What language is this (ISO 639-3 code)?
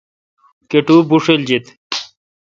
xka